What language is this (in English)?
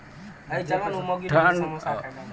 Maithili